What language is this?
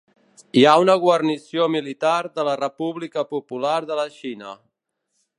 Catalan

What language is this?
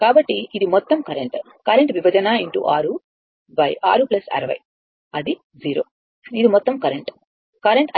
Telugu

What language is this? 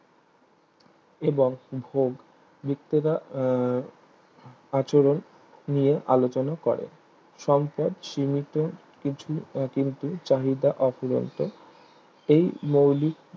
Bangla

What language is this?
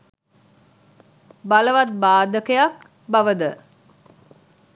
Sinhala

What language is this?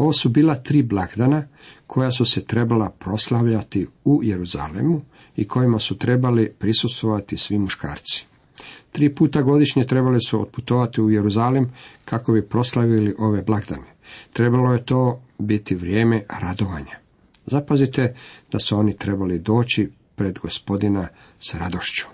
Croatian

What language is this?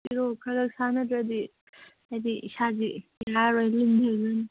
Manipuri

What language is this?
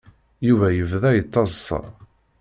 Kabyle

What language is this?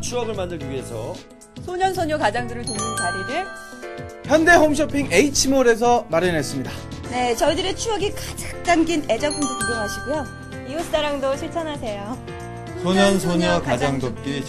Korean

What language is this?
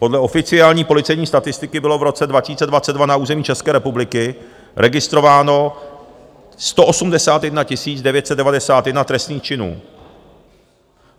Czech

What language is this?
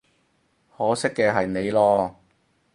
Cantonese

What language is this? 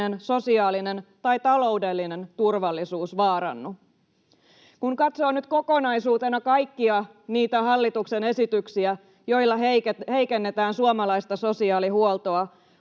Finnish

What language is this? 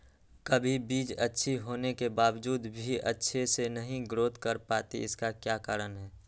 Magahi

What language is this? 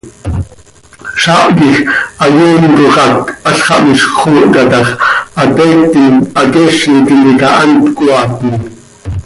Seri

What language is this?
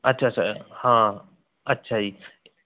Punjabi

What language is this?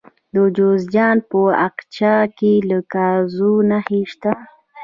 Pashto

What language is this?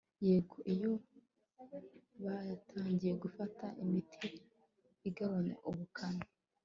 Kinyarwanda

